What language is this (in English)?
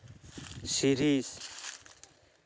Santali